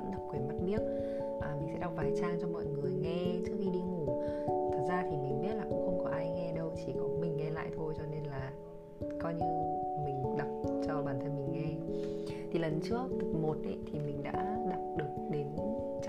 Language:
Vietnamese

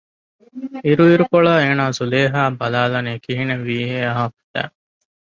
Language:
Divehi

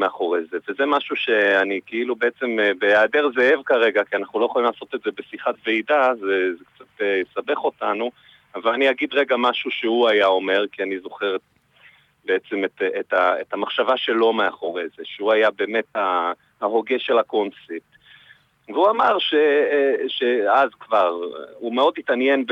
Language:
Hebrew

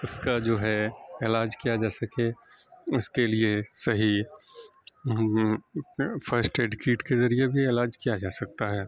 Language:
Urdu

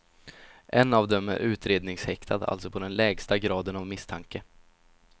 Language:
Swedish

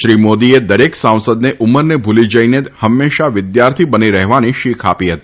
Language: Gujarati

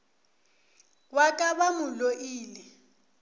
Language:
Northern Sotho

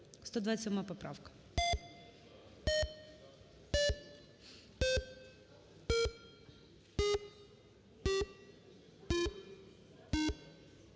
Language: Ukrainian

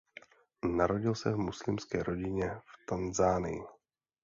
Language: Czech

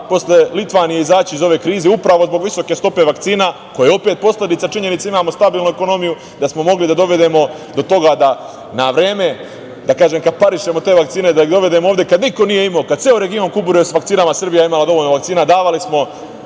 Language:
Serbian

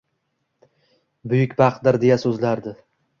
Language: Uzbek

